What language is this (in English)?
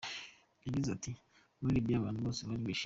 Kinyarwanda